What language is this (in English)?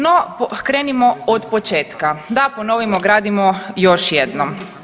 Croatian